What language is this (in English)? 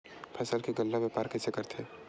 Chhattisgarhi